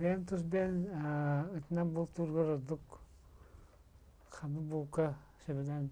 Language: Turkish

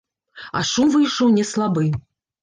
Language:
Belarusian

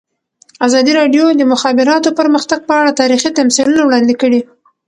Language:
Pashto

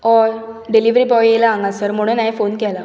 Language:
Konkani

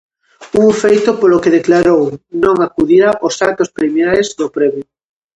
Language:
Galician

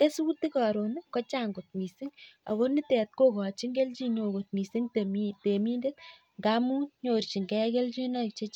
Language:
Kalenjin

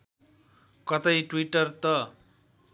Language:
Nepali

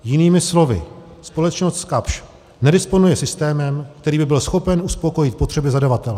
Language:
Czech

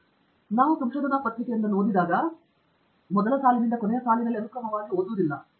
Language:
Kannada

